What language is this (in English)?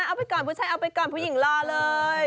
Thai